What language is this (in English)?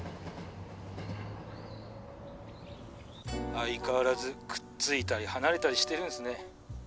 Japanese